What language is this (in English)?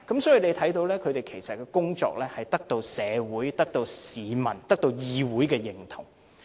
Cantonese